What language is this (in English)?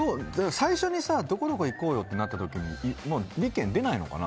Japanese